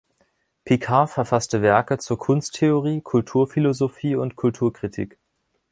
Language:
German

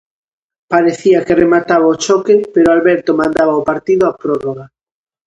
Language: Galician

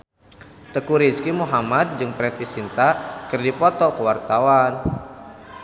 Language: Sundanese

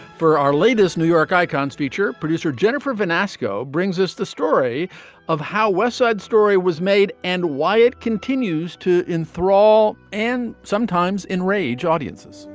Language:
English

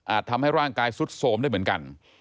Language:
Thai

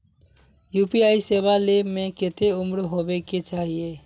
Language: Magahi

